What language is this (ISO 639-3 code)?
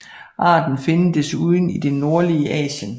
dan